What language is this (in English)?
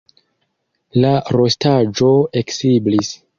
Esperanto